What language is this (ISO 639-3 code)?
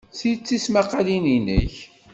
kab